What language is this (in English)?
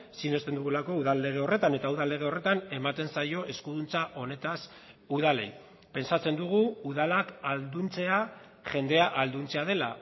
Basque